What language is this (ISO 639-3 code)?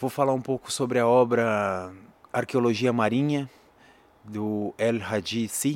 por